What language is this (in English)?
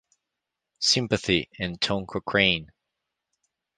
English